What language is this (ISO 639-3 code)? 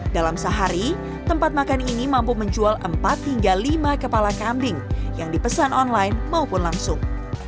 ind